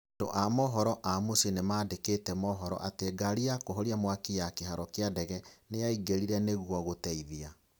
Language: Kikuyu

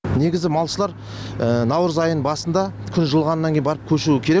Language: Kazakh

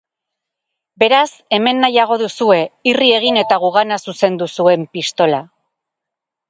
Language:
Basque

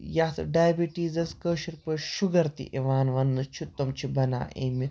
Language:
Kashmiri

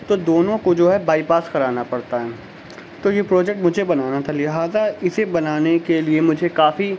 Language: Urdu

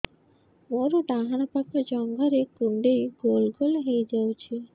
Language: Odia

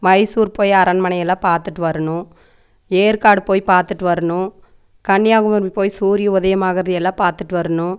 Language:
Tamil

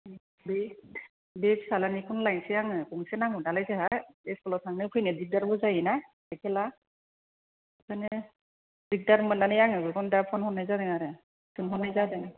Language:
Bodo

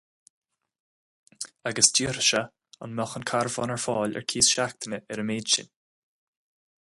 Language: Irish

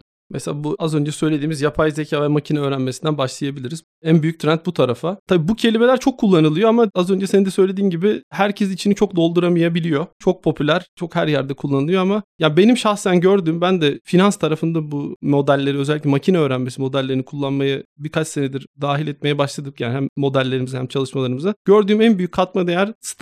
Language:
Turkish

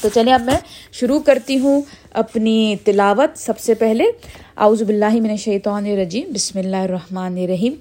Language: Urdu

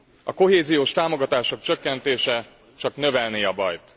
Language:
Hungarian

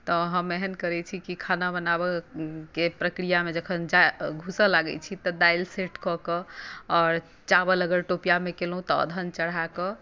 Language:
Maithili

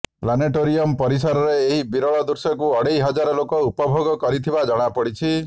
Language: Odia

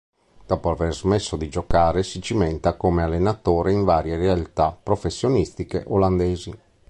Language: Italian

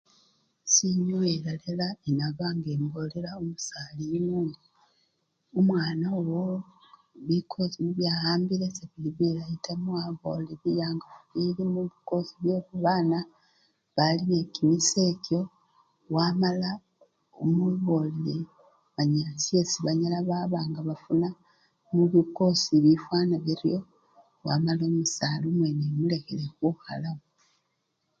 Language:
Luyia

